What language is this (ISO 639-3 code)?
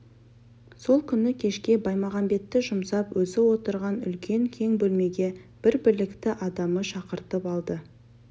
kaz